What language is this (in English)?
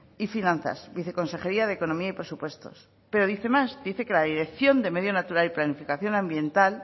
Spanish